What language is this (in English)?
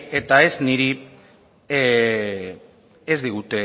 Basque